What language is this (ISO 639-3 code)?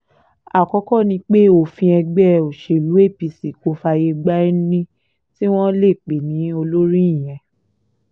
yor